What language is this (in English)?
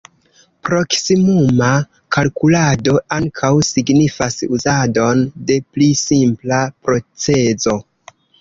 Esperanto